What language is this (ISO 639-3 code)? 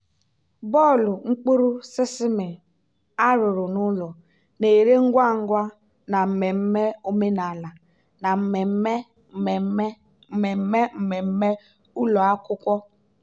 ibo